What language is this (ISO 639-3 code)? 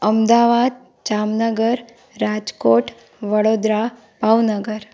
snd